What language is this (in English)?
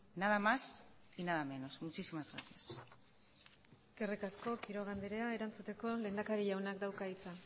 Basque